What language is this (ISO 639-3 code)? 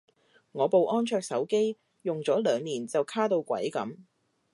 yue